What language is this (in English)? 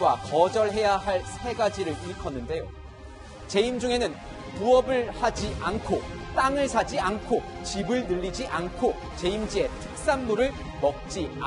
Korean